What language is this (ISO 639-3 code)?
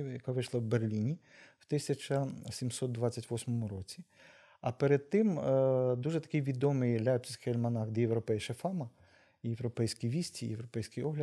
ukr